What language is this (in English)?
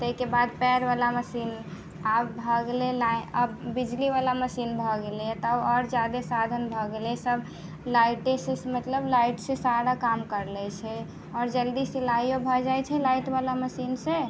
Maithili